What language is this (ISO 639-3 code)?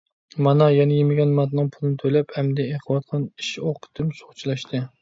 uig